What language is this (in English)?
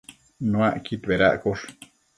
Matsés